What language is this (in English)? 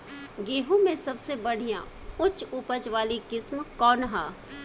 Bhojpuri